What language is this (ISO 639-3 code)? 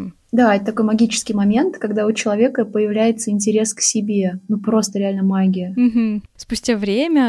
rus